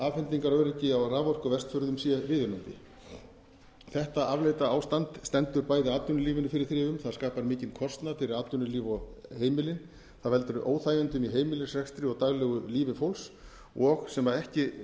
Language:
Icelandic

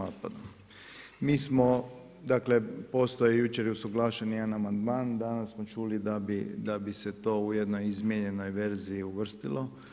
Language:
Croatian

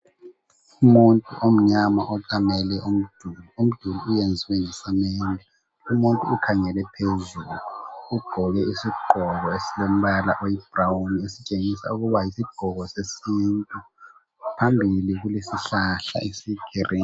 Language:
North Ndebele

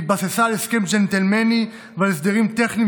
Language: Hebrew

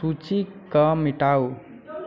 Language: Maithili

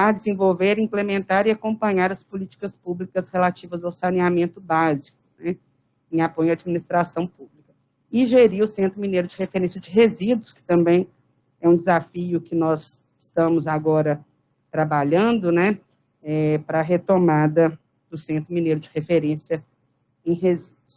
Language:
Portuguese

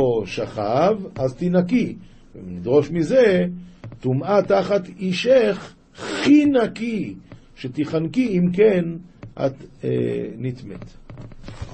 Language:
Hebrew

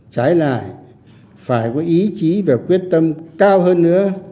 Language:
Vietnamese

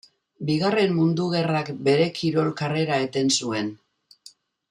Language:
Basque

